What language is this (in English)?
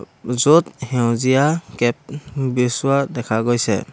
Assamese